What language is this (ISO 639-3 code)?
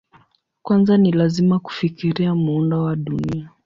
swa